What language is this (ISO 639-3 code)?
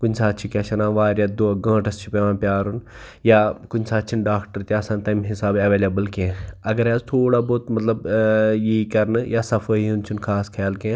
kas